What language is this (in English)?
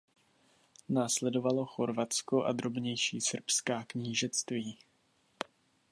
Czech